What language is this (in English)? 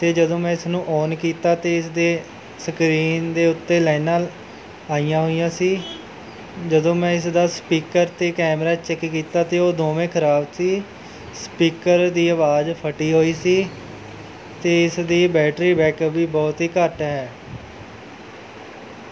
Punjabi